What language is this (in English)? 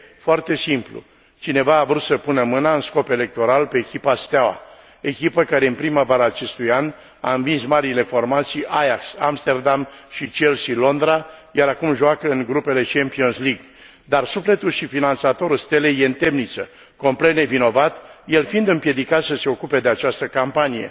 Romanian